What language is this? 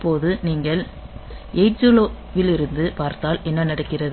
Tamil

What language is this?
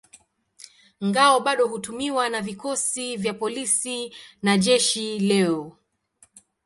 Swahili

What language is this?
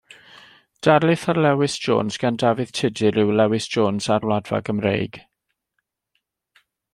Welsh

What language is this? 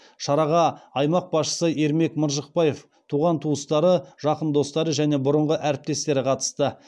Kazakh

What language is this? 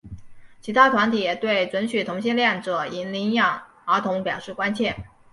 Chinese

